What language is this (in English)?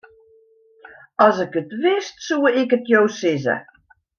Western Frisian